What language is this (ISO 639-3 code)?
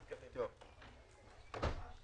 heb